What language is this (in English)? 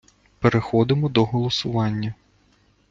Ukrainian